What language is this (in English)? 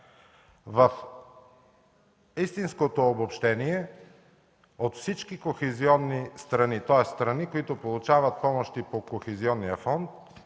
Bulgarian